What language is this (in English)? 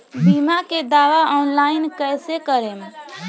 Bhojpuri